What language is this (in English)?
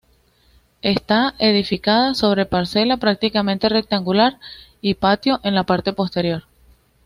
Spanish